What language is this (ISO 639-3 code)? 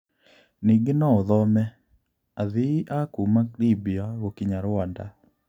kik